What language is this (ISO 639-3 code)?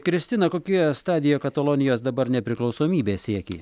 lit